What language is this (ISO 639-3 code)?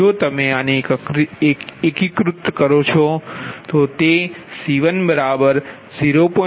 guj